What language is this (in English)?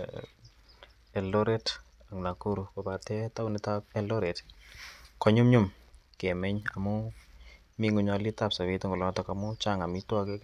Kalenjin